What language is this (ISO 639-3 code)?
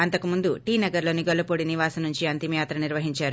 tel